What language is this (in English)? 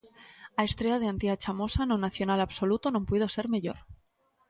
Galician